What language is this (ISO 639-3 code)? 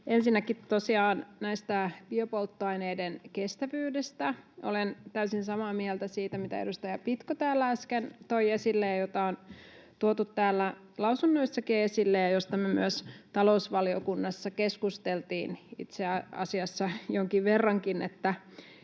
fin